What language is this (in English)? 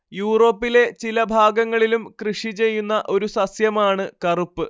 Malayalam